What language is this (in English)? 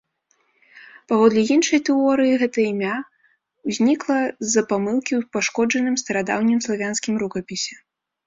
Belarusian